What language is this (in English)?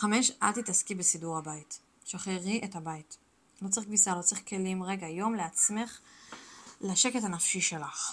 Hebrew